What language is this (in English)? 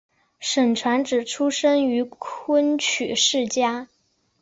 Chinese